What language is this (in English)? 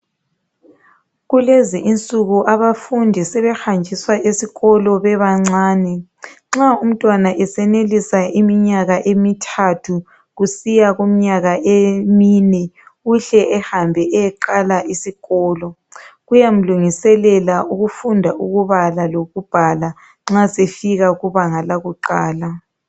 North Ndebele